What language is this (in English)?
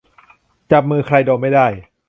Thai